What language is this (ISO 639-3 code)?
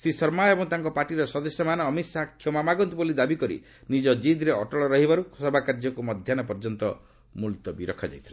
ori